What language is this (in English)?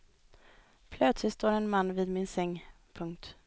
Swedish